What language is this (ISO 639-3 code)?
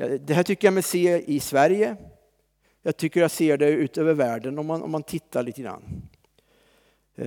swe